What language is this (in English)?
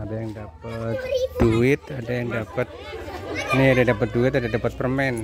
Indonesian